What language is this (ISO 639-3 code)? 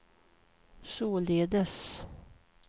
swe